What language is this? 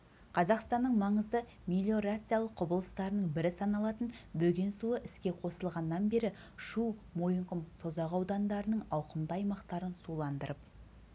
Kazakh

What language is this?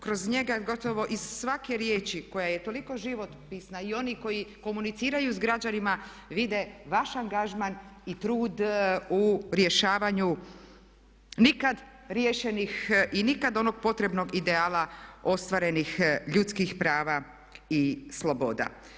Croatian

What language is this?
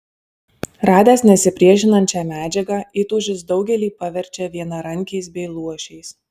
Lithuanian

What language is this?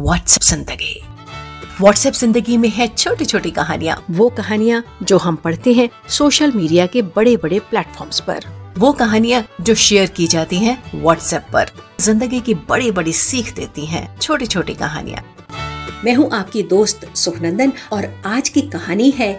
Hindi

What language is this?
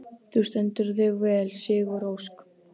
Icelandic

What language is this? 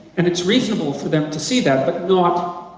English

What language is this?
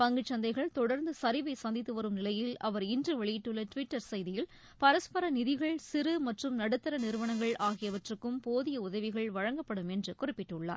Tamil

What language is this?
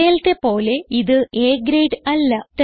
Malayalam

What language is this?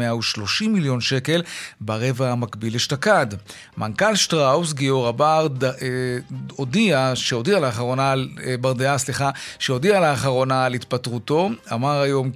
Hebrew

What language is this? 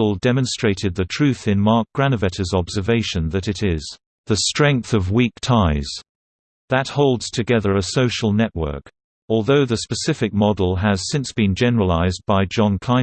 English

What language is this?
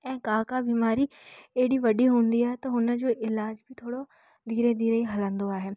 Sindhi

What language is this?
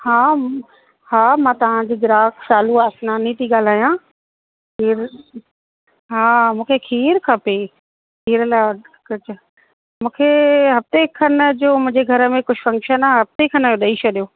Sindhi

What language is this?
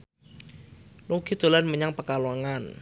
Javanese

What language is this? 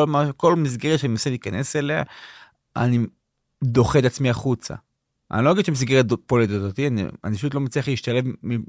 Hebrew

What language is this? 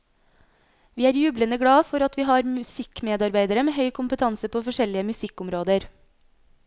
Norwegian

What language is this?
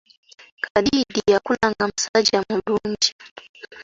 Ganda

